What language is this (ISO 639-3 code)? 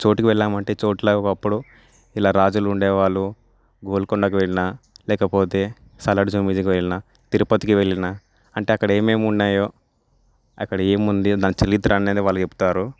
tel